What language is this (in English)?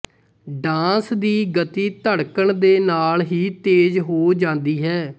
Punjabi